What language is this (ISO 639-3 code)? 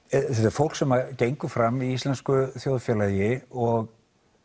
isl